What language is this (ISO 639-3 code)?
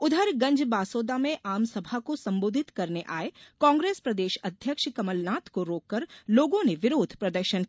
hin